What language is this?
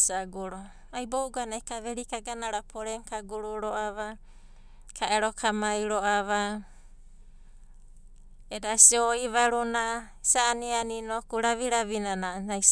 Abadi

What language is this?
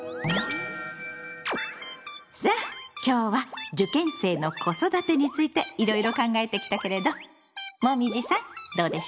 Japanese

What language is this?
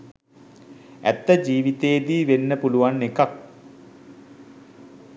Sinhala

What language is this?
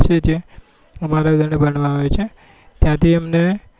Gujarati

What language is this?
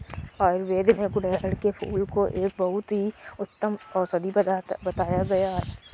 Hindi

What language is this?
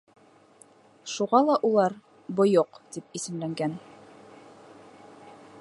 Bashkir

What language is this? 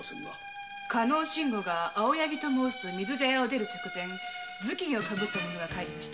Japanese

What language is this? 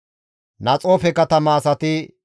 Gamo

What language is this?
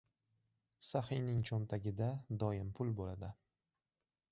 Uzbek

